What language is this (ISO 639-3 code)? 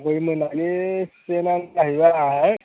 brx